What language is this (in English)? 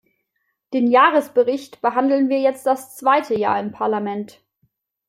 German